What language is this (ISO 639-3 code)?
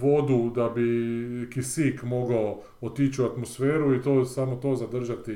hrv